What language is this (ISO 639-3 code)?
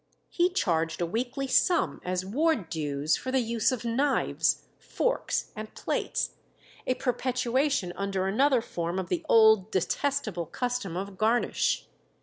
eng